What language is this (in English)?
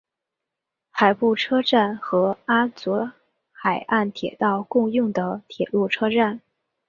Chinese